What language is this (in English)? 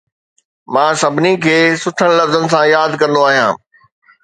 Sindhi